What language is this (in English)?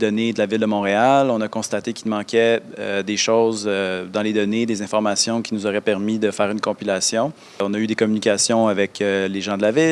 French